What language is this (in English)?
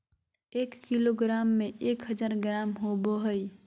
Magahi